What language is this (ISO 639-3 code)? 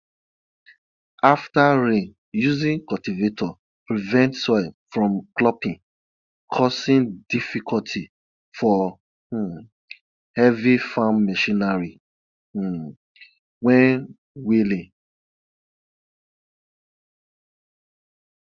pcm